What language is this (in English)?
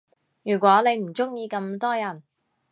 Cantonese